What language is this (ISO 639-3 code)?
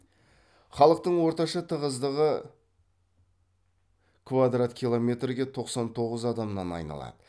kaz